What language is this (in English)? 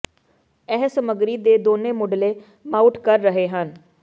Punjabi